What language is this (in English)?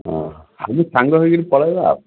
Odia